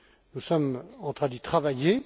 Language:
French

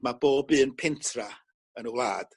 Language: Welsh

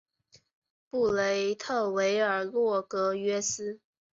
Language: Chinese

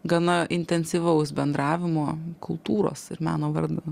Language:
Lithuanian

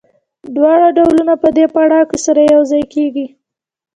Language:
Pashto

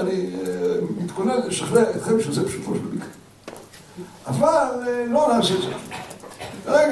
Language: Hebrew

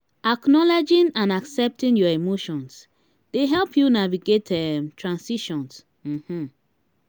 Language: Nigerian Pidgin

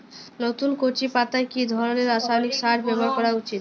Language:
Bangla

